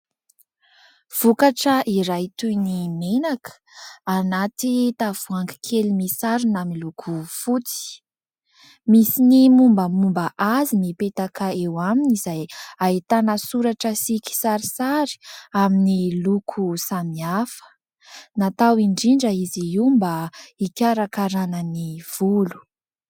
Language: Malagasy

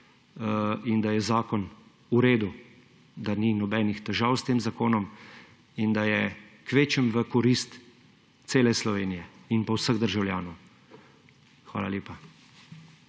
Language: Slovenian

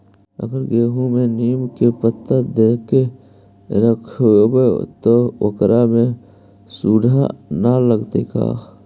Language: Magahi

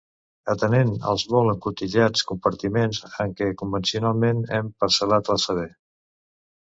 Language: Catalan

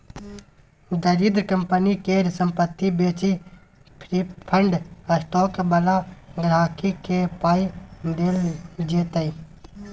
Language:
Maithili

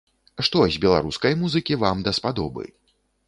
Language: Belarusian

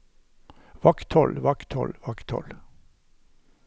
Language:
Norwegian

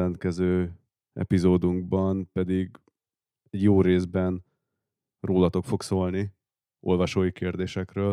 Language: Hungarian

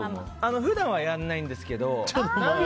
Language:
Japanese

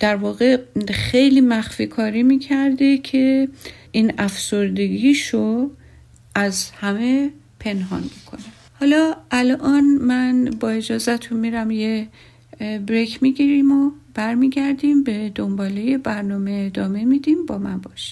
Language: Persian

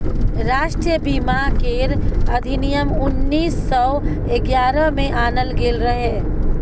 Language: Maithili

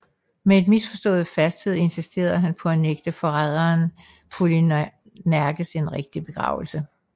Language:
Danish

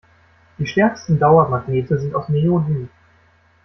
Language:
German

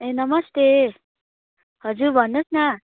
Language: Nepali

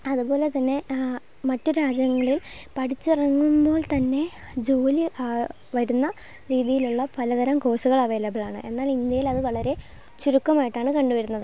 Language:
Malayalam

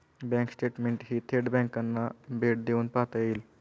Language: Marathi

